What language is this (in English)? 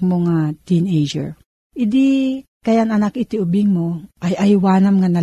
Filipino